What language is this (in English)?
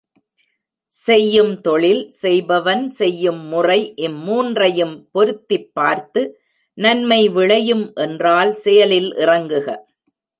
Tamil